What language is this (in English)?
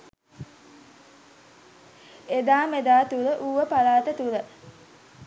Sinhala